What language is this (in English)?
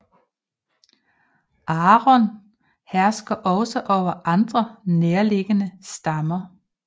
Danish